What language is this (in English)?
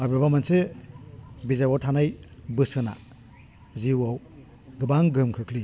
Bodo